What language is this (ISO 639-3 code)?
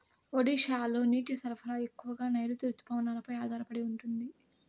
tel